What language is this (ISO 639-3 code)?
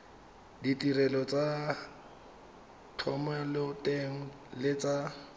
tsn